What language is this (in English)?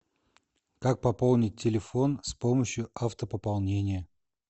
Russian